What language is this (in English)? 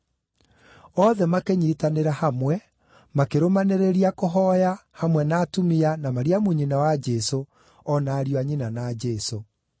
Kikuyu